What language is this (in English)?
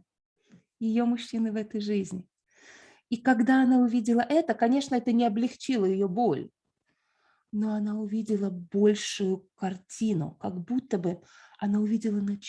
Russian